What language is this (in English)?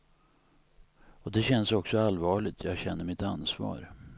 Swedish